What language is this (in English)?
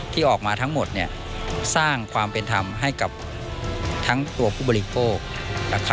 Thai